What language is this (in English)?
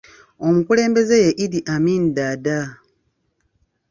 Ganda